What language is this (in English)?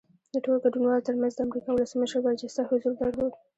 Pashto